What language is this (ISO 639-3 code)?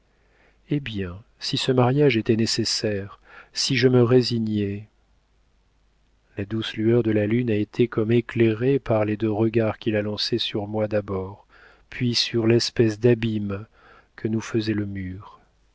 fra